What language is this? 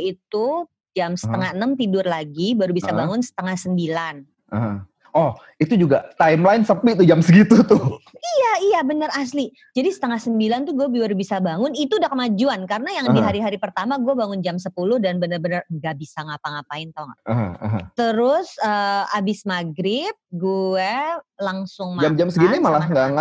Indonesian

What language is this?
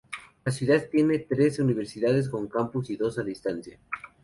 Spanish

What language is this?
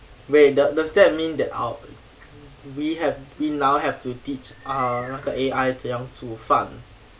English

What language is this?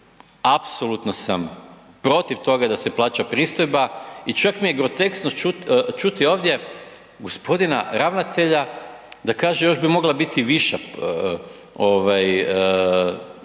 Croatian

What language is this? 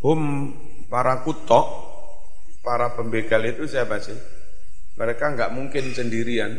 Indonesian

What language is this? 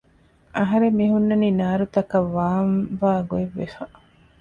Divehi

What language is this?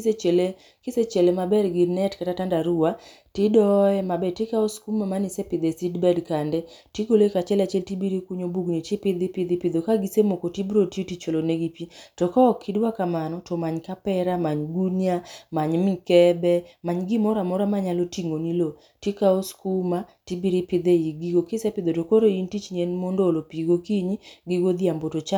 Luo (Kenya and Tanzania)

